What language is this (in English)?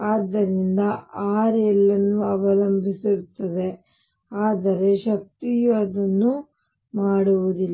Kannada